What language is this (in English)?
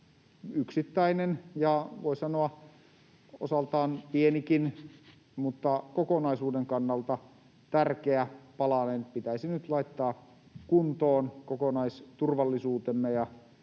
Finnish